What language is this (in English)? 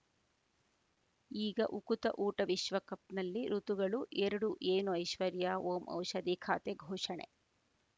Kannada